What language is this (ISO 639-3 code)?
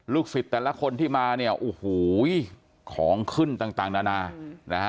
tha